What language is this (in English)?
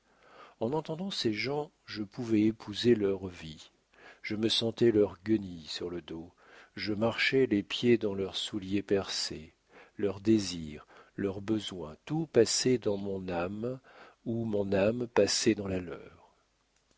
French